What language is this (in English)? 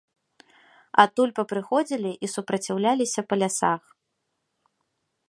Belarusian